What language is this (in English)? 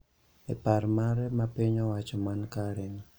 Luo (Kenya and Tanzania)